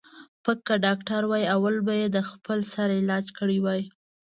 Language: Pashto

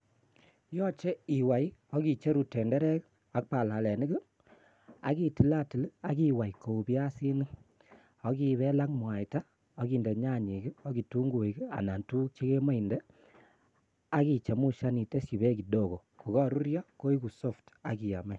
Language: Kalenjin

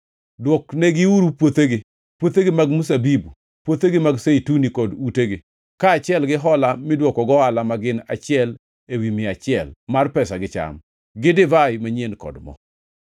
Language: Luo (Kenya and Tanzania)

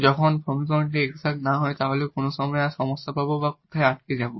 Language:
Bangla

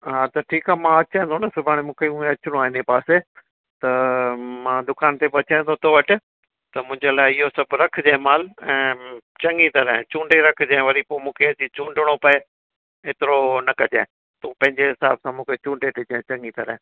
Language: Sindhi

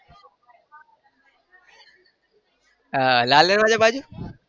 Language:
Gujarati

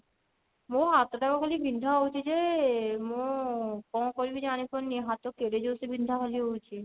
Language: Odia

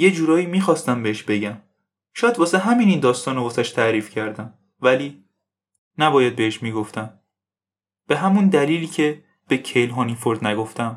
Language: Persian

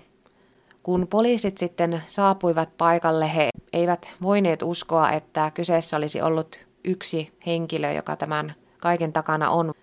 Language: Finnish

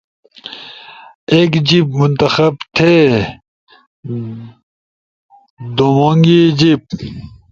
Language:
Ushojo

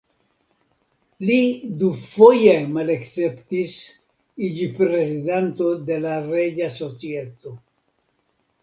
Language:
Esperanto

